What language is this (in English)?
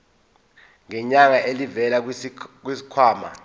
Zulu